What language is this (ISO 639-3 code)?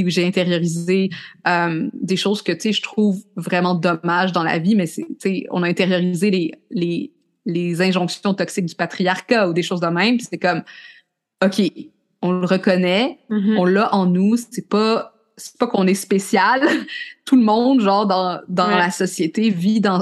fra